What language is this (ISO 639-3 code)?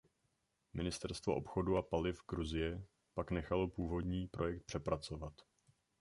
ces